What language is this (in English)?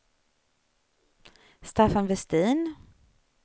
Swedish